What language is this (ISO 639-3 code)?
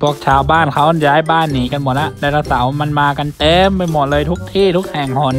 tha